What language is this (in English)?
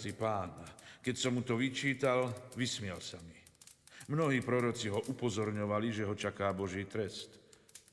Slovak